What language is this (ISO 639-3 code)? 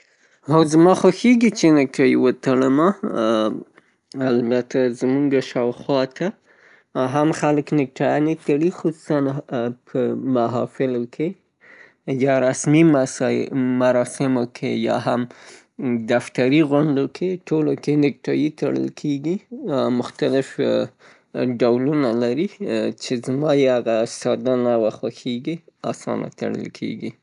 pus